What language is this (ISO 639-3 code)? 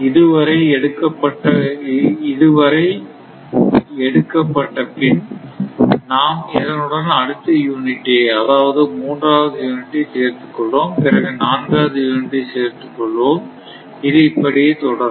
tam